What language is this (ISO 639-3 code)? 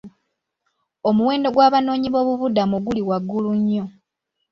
lug